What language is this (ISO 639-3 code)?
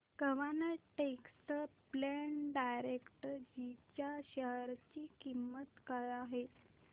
mar